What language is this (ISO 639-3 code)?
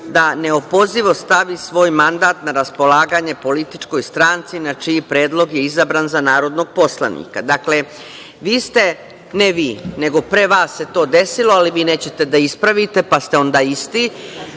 srp